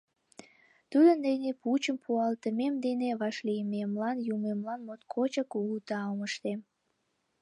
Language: Mari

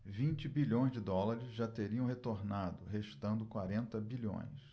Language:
Portuguese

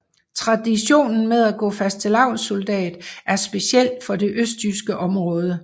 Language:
Danish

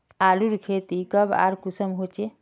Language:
Magahi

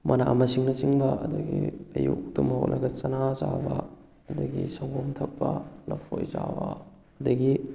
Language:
Manipuri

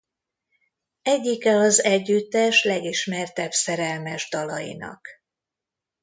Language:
Hungarian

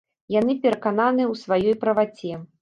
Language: Belarusian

